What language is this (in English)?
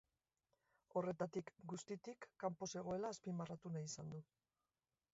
Basque